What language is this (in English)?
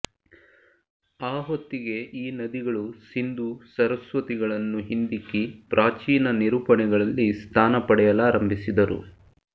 Kannada